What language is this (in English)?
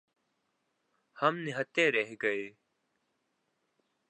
Urdu